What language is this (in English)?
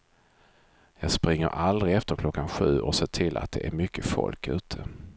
Swedish